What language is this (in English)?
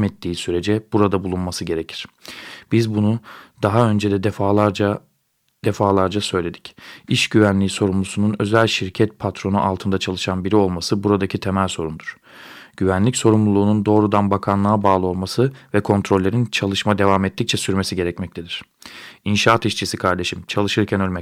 Turkish